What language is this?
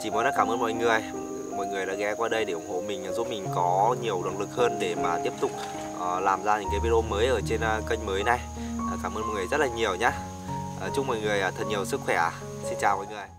Vietnamese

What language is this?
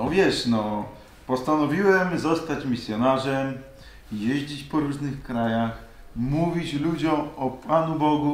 Polish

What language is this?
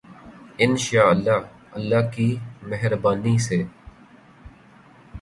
Urdu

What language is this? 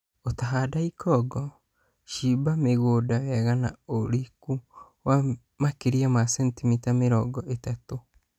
Kikuyu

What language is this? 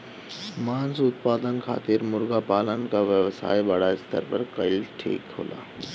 Bhojpuri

